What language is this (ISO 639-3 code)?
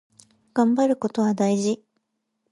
jpn